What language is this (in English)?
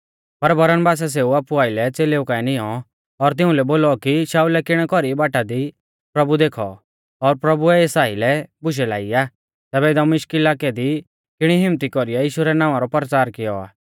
Mahasu Pahari